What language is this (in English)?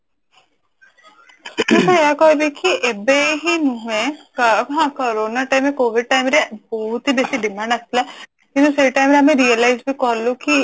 Odia